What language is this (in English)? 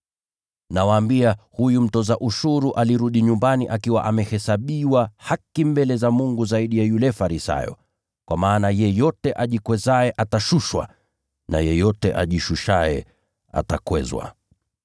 Swahili